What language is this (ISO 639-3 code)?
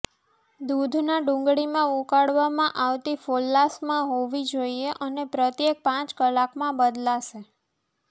guj